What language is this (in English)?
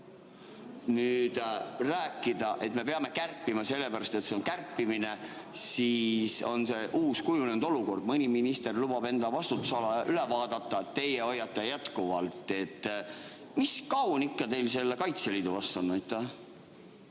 Estonian